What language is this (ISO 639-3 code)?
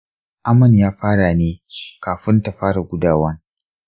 hau